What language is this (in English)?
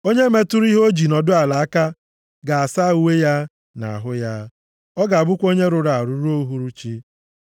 Igbo